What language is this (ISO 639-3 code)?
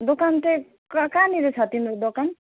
nep